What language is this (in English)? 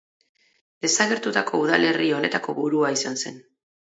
Basque